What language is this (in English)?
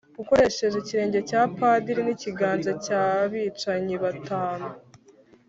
Kinyarwanda